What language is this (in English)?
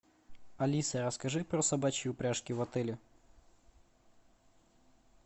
Russian